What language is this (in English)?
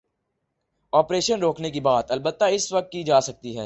Urdu